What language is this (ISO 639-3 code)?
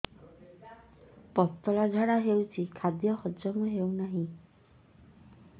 ori